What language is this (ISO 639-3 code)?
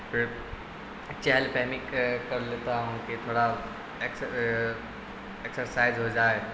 urd